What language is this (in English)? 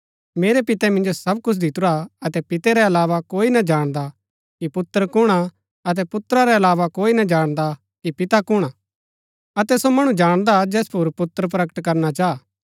Gaddi